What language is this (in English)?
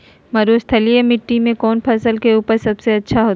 Magahi